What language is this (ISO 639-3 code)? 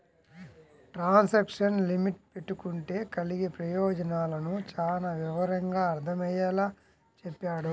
tel